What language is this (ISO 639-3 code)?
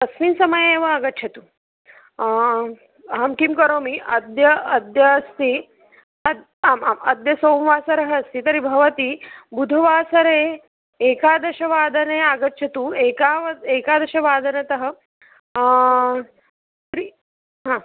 san